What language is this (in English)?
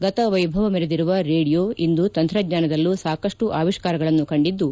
Kannada